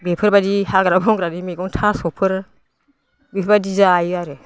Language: Bodo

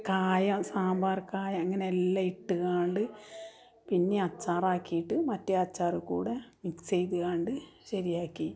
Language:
Malayalam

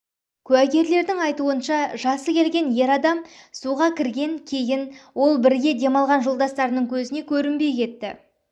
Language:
Kazakh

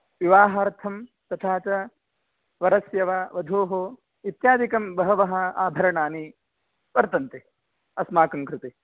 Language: Sanskrit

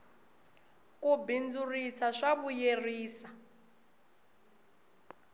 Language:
Tsonga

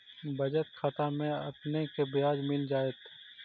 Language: Magahi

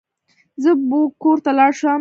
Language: Pashto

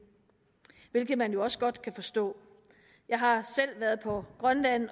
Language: Danish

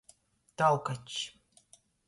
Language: Latgalian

